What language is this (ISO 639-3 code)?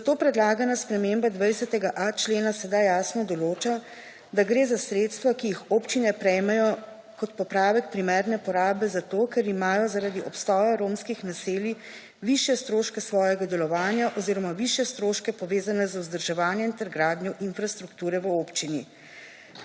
slv